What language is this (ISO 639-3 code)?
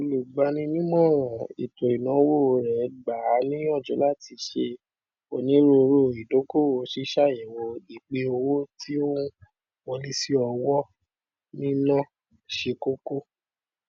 yor